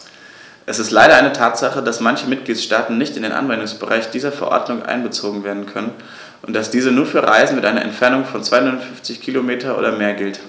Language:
German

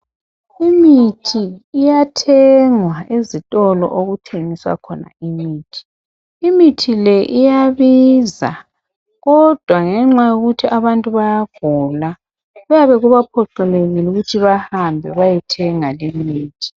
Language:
North Ndebele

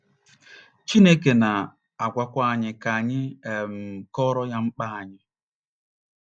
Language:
Igbo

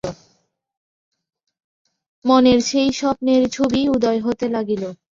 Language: Bangla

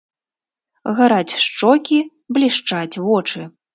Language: Belarusian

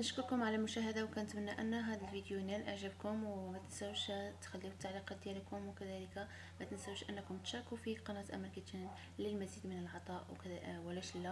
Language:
Arabic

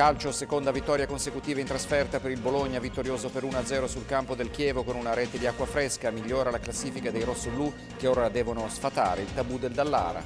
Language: Italian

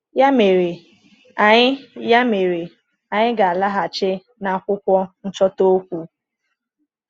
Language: Igbo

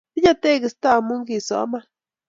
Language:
Kalenjin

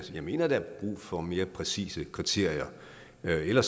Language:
Danish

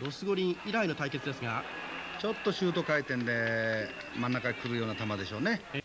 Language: Japanese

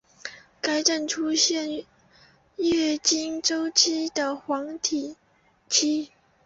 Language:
Chinese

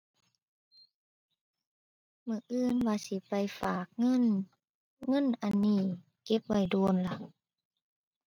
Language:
Thai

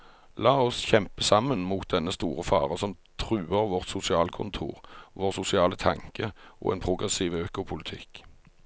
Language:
Norwegian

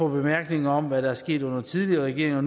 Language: Danish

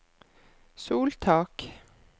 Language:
Norwegian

